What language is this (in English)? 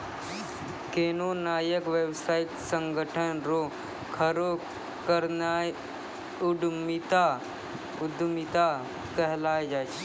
Maithili